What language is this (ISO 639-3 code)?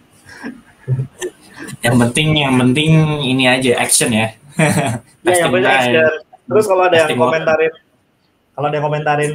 ind